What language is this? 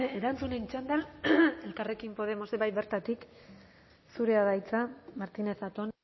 Basque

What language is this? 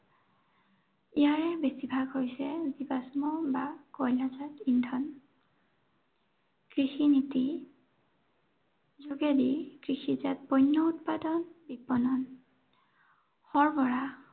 Assamese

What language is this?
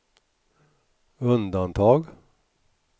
Swedish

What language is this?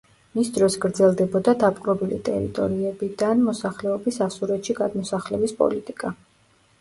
Georgian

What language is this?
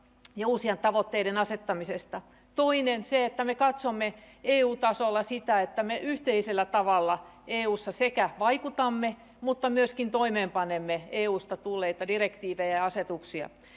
Finnish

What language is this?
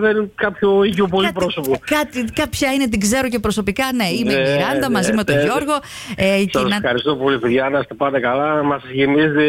Greek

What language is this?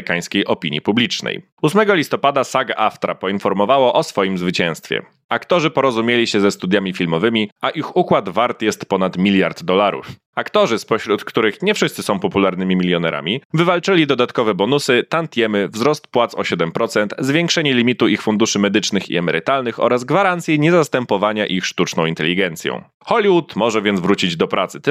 Polish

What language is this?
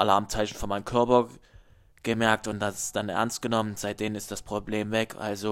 German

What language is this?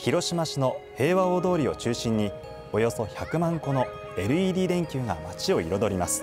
Japanese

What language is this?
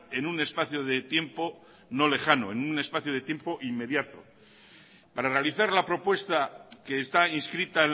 Spanish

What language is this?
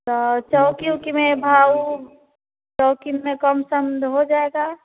Hindi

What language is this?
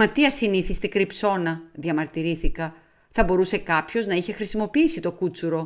Greek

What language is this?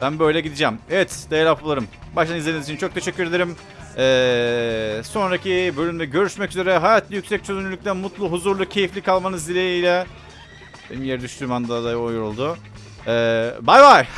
Turkish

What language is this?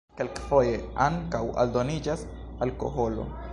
Esperanto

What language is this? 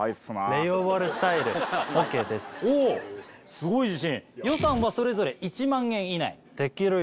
Japanese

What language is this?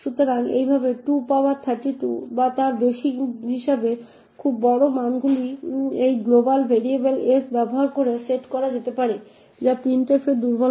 Bangla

